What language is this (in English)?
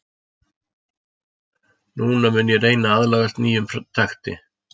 Icelandic